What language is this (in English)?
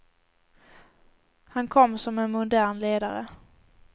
Swedish